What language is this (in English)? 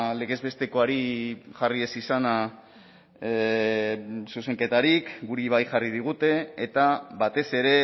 Basque